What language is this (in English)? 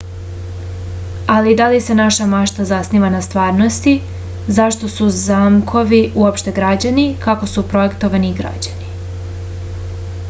Serbian